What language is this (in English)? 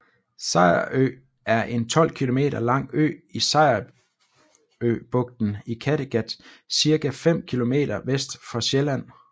Danish